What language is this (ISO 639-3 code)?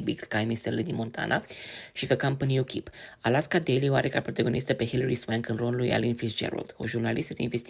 ron